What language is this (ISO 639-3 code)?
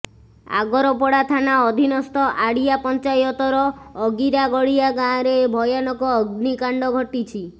ori